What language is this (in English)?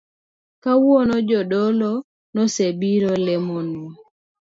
Luo (Kenya and Tanzania)